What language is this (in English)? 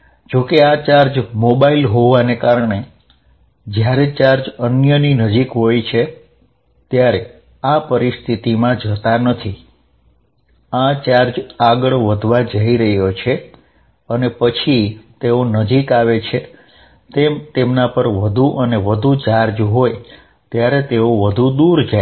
Gujarati